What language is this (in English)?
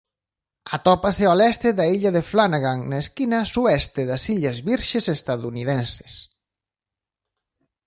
Galician